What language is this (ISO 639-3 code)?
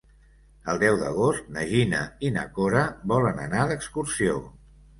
cat